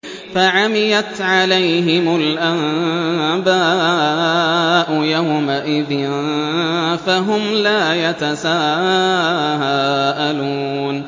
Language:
Arabic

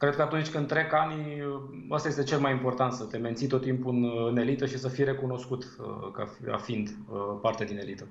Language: Romanian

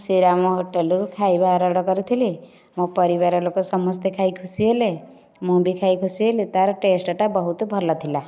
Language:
Odia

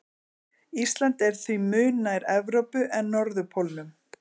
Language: Icelandic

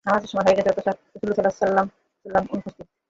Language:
Bangla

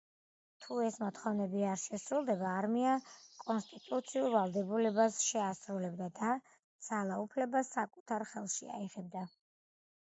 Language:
Georgian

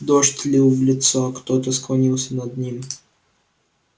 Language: Russian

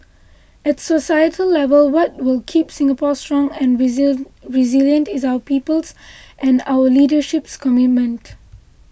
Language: English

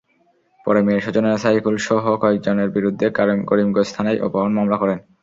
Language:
Bangla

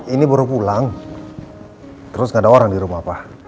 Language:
Indonesian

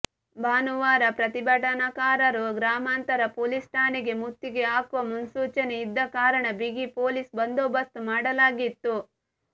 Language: Kannada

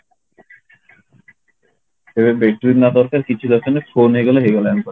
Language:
Odia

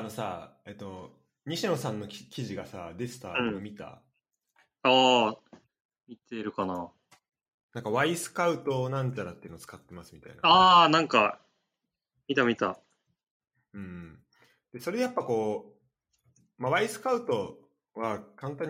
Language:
Japanese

